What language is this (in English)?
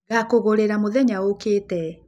Kikuyu